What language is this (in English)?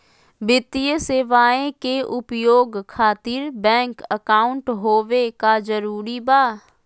Magahi